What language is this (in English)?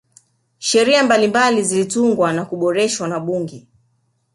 Swahili